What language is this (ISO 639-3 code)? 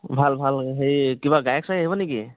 asm